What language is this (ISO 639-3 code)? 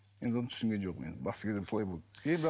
kaz